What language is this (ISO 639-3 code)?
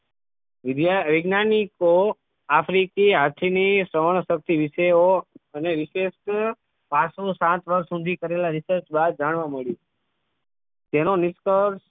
guj